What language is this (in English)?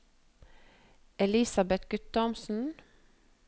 Norwegian